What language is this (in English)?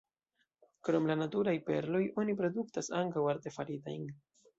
Esperanto